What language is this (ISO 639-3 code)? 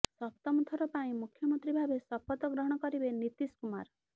ori